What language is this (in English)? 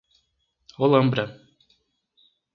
Portuguese